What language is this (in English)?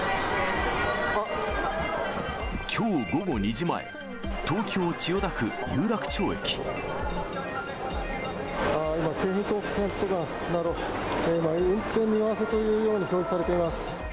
Japanese